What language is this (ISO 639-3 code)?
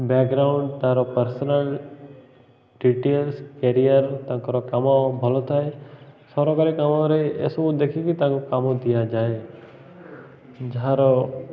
ori